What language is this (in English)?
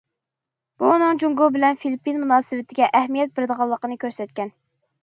Uyghur